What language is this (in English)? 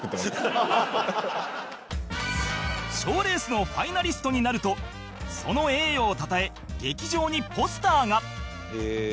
Japanese